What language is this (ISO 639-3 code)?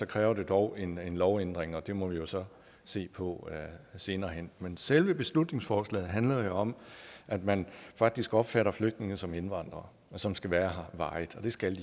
dan